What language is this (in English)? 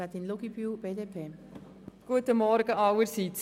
Swiss German